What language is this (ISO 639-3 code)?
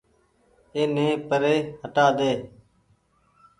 gig